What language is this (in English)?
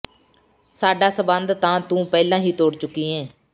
Punjabi